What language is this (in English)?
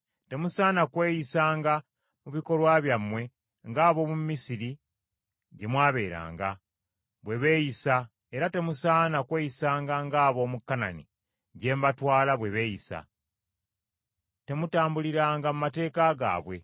Ganda